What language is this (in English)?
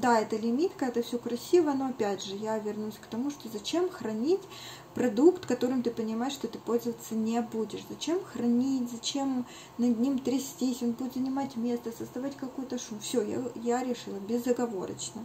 Russian